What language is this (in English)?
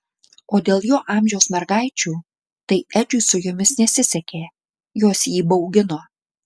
Lithuanian